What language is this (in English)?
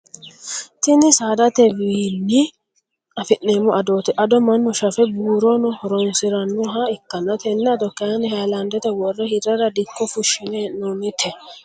Sidamo